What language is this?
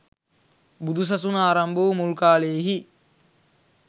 Sinhala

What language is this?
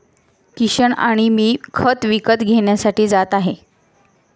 Marathi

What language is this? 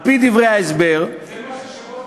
Hebrew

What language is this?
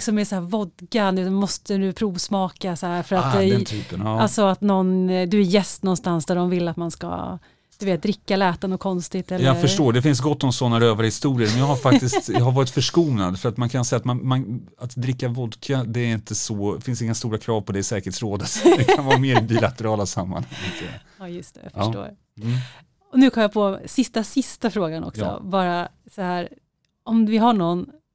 Swedish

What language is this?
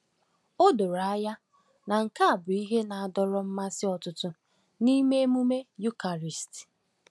Igbo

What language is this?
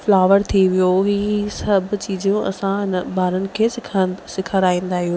Sindhi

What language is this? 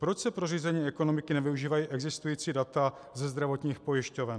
Czech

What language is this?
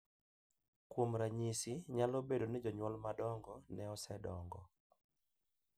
Luo (Kenya and Tanzania)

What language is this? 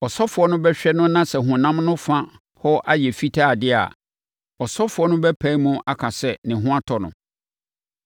Akan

